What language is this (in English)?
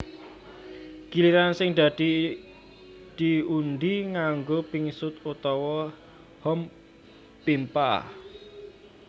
Javanese